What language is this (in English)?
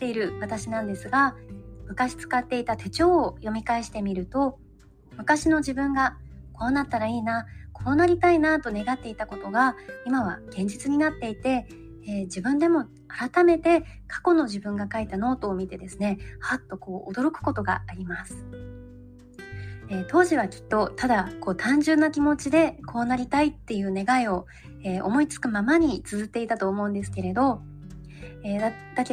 Japanese